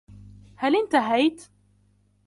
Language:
Arabic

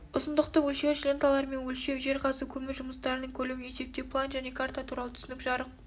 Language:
Kazakh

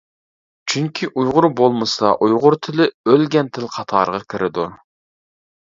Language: Uyghur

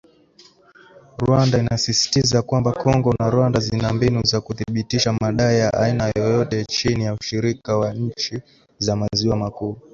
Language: Swahili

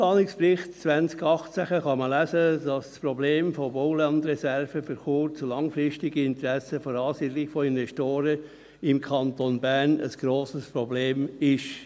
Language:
Swiss German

